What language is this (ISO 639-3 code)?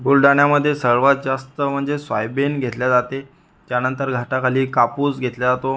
mar